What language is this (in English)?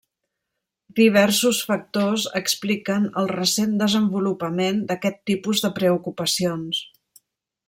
Catalan